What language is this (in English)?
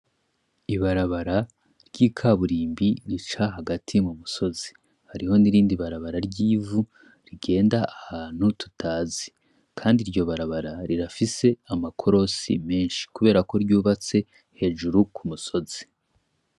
Rundi